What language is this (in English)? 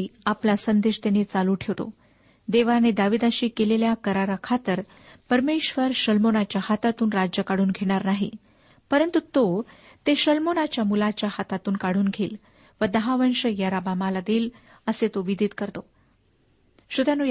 Marathi